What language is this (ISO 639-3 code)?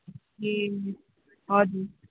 nep